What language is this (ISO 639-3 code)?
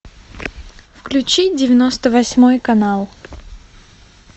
rus